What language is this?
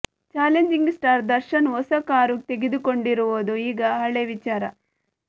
Kannada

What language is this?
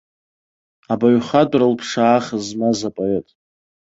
Abkhazian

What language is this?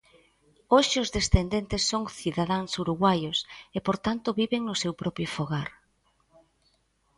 Galician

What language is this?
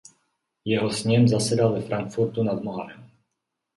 Czech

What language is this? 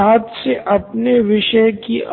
Hindi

